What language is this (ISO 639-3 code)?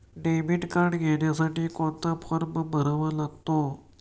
mar